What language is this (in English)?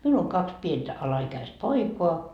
Finnish